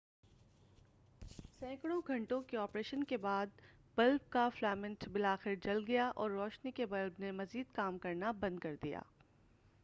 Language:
Urdu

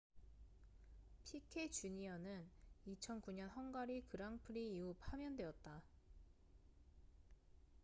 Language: Korean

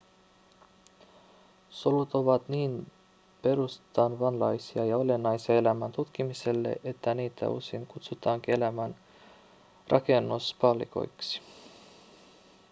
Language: Finnish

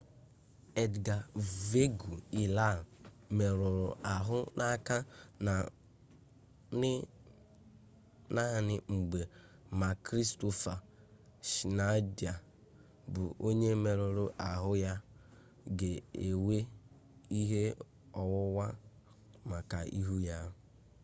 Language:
Igbo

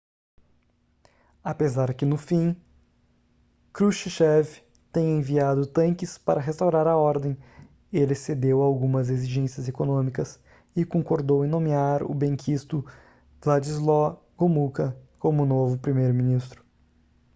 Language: Portuguese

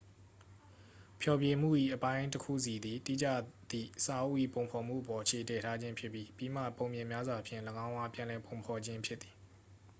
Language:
Burmese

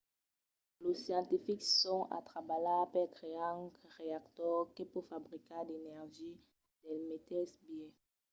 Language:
Occitan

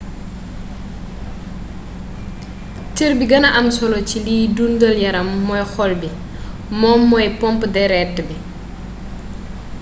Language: Wolof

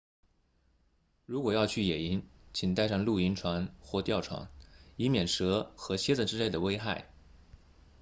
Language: Chinese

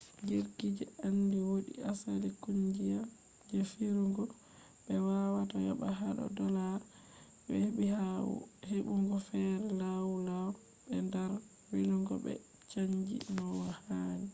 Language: Fula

